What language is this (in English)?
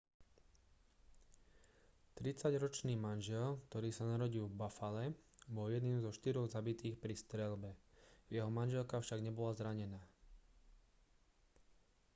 Slovak